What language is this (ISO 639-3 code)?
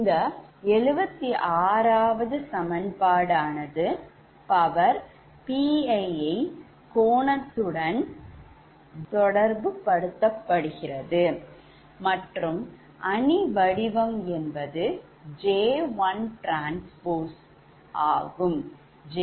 tam